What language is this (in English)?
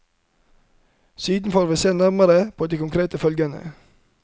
Norwegian